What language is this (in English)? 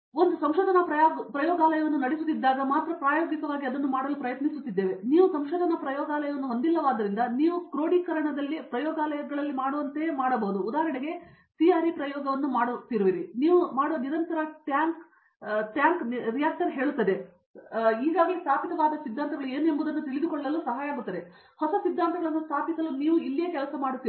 Kannada